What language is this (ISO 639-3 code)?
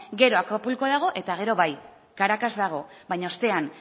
eus